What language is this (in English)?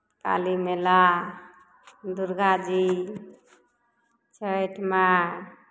Maithili